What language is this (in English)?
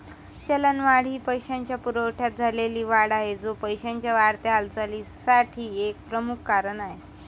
Marathi